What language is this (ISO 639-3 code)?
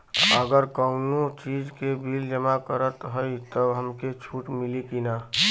bho